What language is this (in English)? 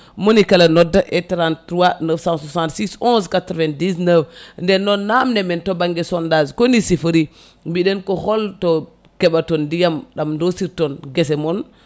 Fula